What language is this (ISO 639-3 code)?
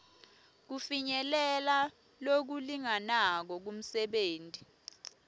ssw